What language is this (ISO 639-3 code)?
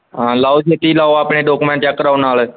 pan